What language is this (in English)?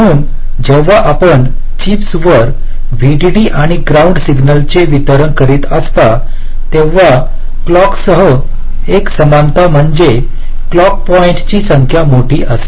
Marathi